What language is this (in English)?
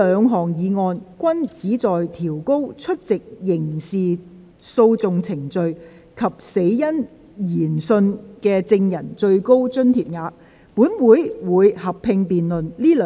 Cantonese